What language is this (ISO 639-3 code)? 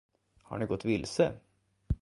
swe